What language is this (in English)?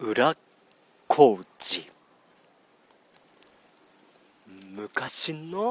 Japanese